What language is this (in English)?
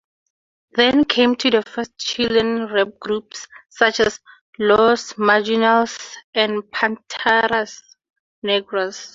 English